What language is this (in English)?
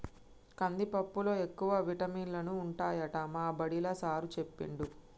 Telugu